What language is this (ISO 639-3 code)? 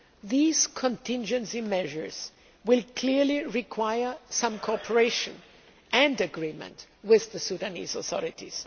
eng